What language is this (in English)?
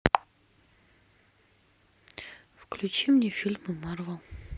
Russian